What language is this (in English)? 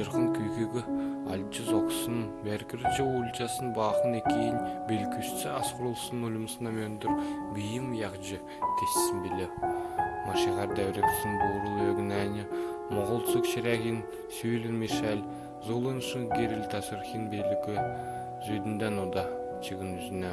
Mongolian